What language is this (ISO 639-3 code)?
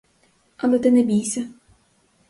ukr